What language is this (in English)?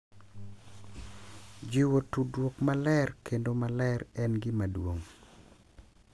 Luo (Kenya and Tanzania)